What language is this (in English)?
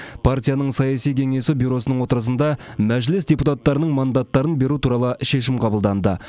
Kazakh